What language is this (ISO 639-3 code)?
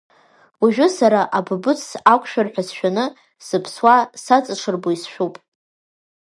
abk